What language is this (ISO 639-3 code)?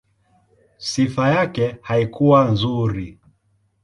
swa